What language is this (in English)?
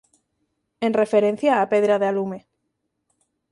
Galician